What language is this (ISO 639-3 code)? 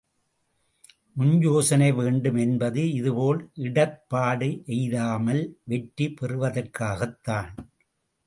tam